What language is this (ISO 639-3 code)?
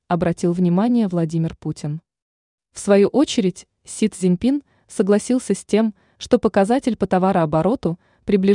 rus